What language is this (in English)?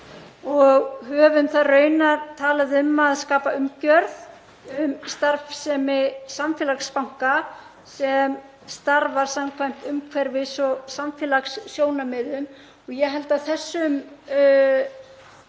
Icelandic